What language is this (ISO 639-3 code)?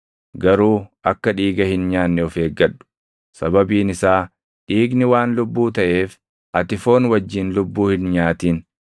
orm